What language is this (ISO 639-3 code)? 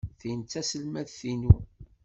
kab